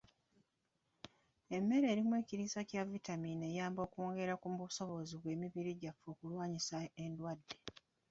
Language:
Ganda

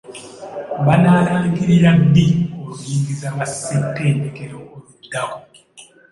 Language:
Ganda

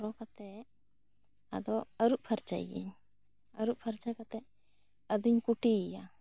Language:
Santali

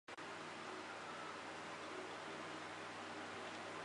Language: Chinese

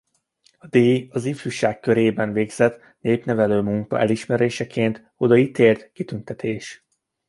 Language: Hungarian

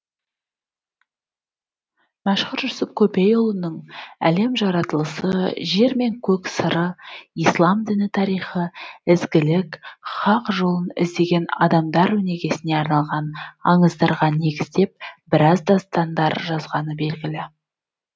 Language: Kazakh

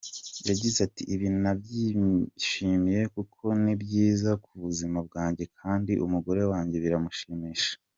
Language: Kinyarwanda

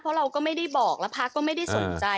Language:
Thai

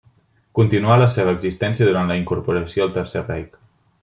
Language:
Catalan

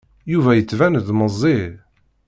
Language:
Kabyle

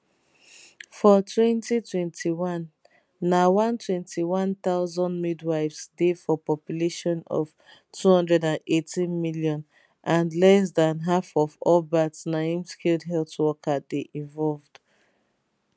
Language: Nigerian Pidgin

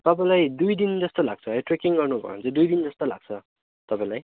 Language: Nepali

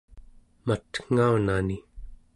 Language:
Central Yupik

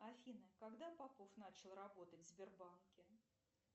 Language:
Russian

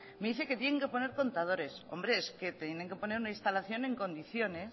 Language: Spanish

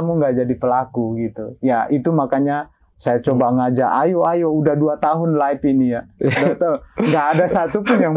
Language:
Indonesian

